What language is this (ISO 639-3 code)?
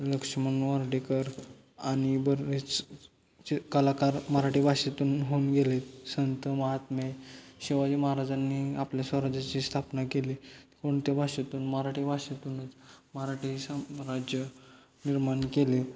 mar